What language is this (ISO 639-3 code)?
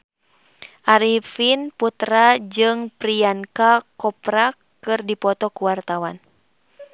sun